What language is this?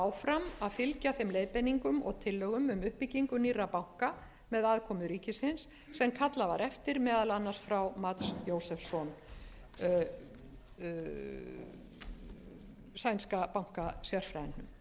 Icelandic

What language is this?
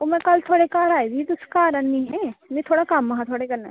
Dogri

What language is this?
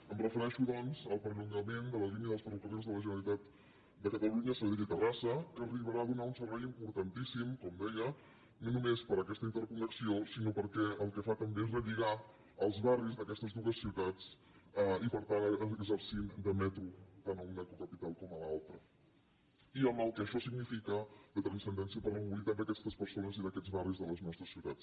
Catalan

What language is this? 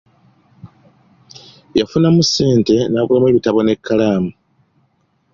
Ganda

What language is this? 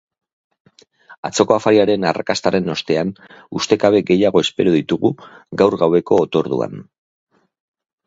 Basque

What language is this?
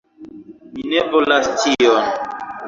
Esperanto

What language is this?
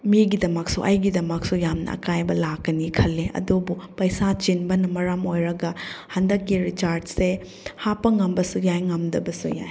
Manipuri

